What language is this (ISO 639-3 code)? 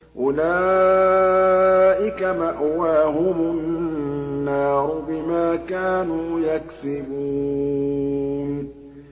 ara